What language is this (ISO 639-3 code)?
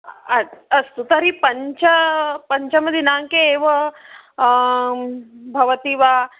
san